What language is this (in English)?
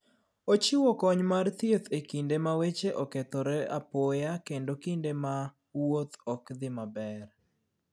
Luo (Kenya and Tanzania)